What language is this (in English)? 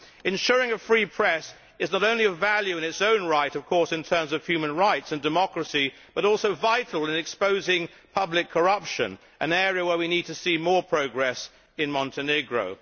English